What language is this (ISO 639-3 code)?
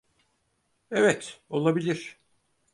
tur